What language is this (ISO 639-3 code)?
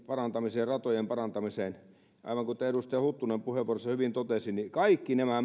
fin